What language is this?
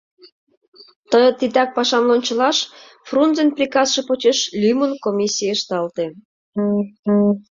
Mari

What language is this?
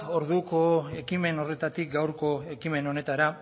Basque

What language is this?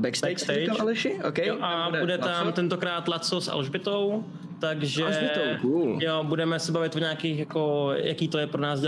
Czech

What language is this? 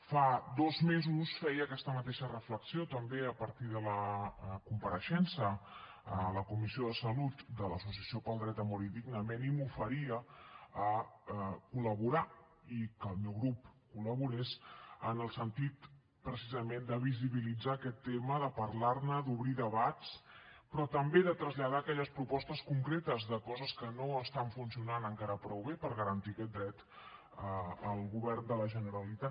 Catalan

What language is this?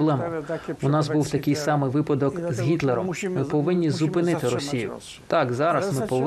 Ukrainian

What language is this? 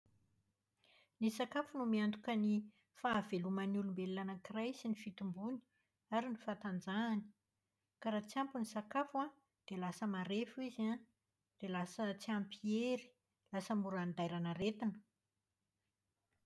Malagasy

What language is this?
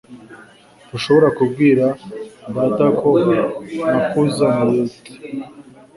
Kinyarwanda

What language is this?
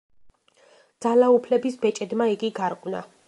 Georgian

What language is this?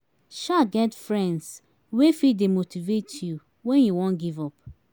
Nigerian Pidgin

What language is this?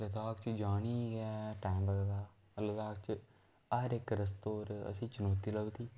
Dogri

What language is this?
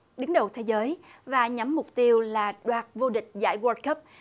Vietnamese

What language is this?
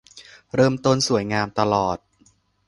Thai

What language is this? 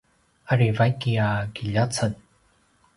Paiwan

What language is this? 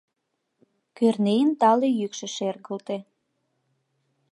Mari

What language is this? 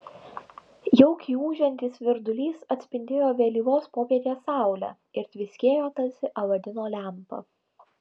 Lithuanian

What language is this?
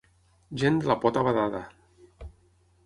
Catalan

